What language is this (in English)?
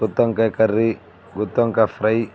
Telugu